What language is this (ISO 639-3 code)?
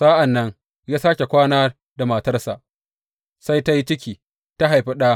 hau